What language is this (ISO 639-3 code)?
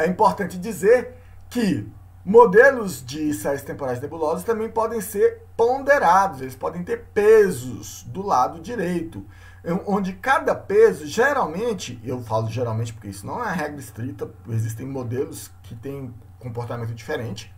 por